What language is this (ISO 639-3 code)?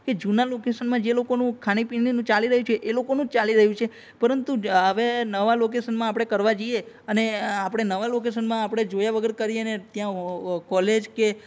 guj